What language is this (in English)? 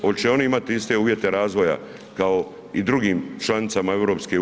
Croatian